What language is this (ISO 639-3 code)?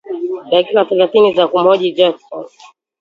swa